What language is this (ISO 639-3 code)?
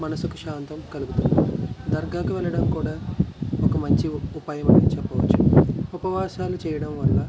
tel